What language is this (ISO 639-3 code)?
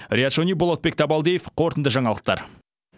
kaz